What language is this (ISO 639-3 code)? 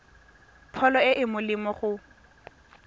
tsn